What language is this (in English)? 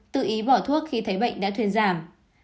Vietnamese